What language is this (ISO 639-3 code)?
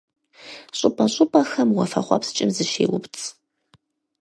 kbd